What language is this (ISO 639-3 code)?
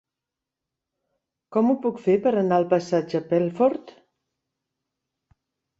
cat